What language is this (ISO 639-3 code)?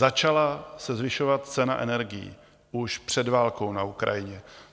ces